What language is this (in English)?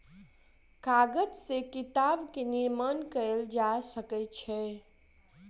Maithili